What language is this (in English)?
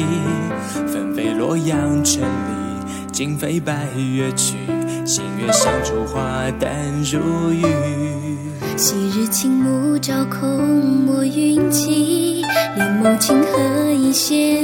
Chinese